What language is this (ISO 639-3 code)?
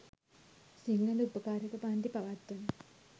sin